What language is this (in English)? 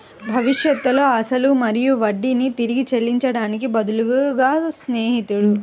Telugu